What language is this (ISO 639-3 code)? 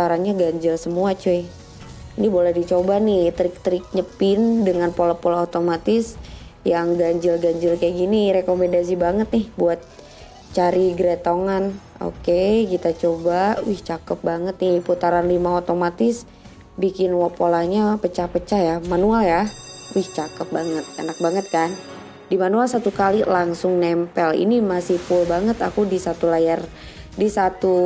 ind